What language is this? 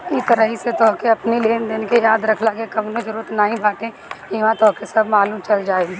Bhojpuri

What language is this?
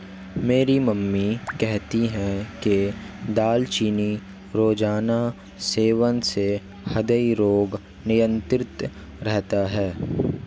Hindi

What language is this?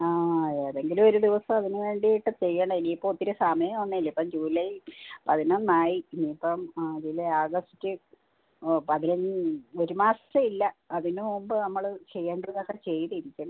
Malayalam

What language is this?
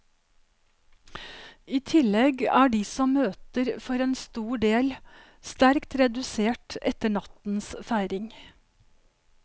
Norwegian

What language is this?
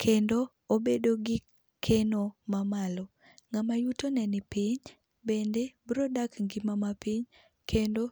Luo (Kenya and Tanzania)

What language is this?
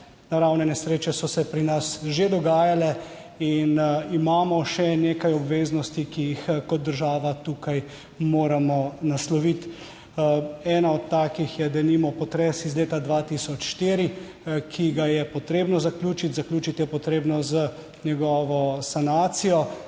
Slovenian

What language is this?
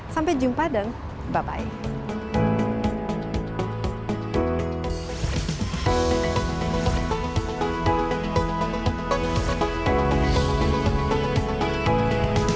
Indonesian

